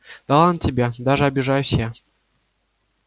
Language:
Russian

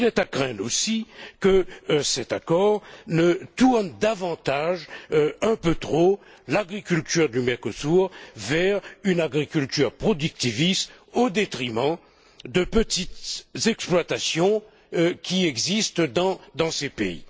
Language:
French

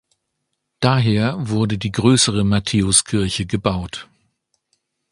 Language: German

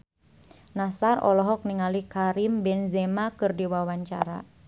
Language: Sundanese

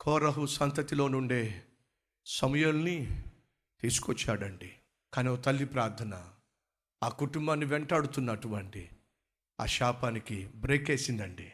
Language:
Telugu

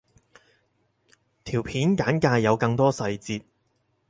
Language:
Cantonese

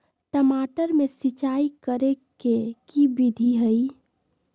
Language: Magahi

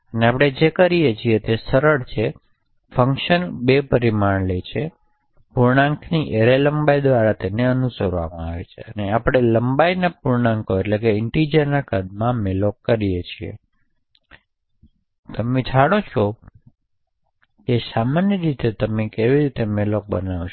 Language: Gujarati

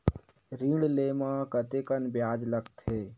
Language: Chhattisgarhi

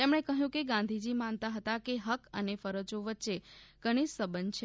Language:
Gujarati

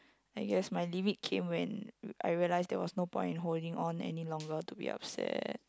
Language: English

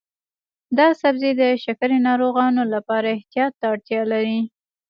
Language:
Pashto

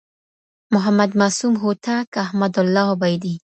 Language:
Pashto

